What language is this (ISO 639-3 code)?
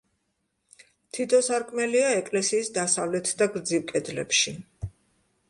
kat